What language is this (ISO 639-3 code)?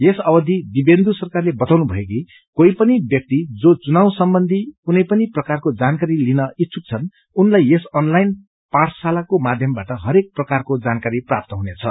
nep